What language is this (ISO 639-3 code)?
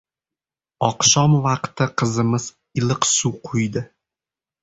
uzb